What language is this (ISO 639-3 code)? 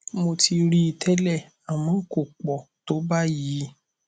yor